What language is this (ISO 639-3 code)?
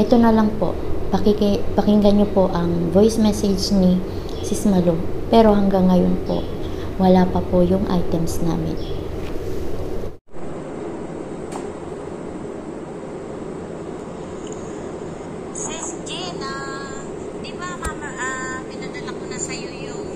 fil